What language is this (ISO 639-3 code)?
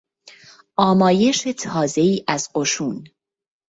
fas